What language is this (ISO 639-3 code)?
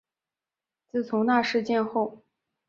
zho